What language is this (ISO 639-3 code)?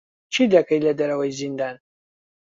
ckb